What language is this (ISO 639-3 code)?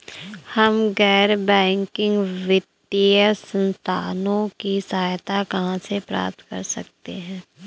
hin